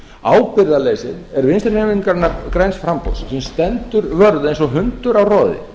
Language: Icelandic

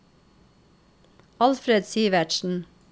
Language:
Norwegian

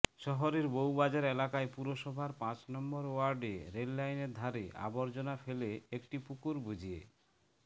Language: Bangla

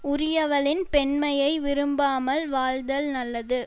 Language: Tamil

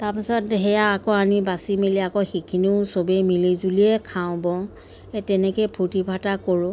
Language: Assamese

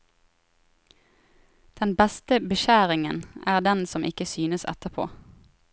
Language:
Norwegian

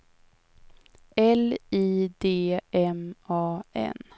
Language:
Swedish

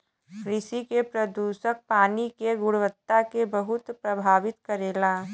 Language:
Bhojpuri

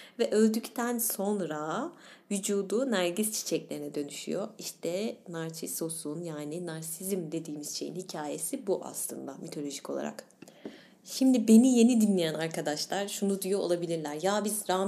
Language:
Turkish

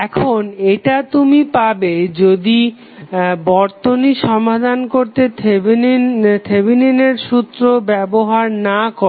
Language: Bangla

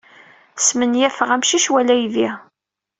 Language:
Kabyle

